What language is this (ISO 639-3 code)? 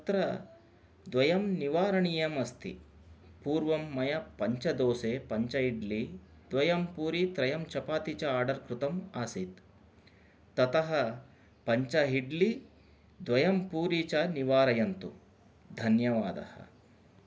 san